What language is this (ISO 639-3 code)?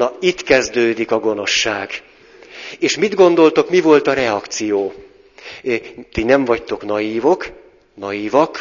hun